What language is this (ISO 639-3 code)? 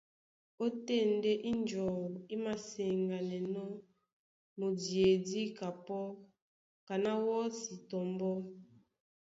dua